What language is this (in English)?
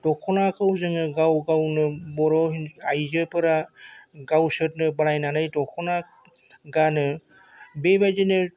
Bodo